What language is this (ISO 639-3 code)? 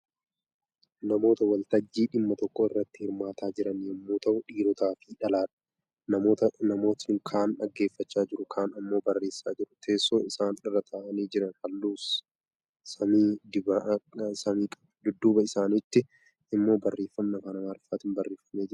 orm